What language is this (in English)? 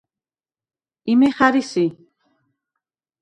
Svan